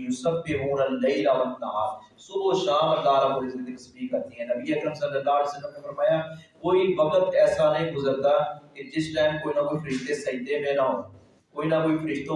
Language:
Urdu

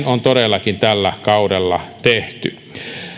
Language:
Finnish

